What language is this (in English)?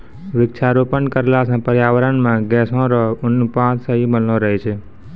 Maithili